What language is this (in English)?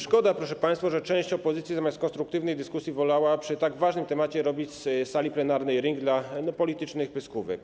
Polish